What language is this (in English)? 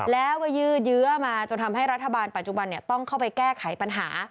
Thai